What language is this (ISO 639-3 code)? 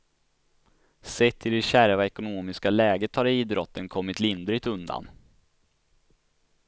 swe